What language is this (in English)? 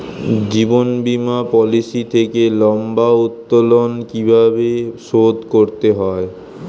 Bangla